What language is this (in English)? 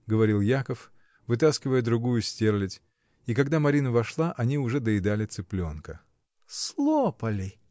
Russian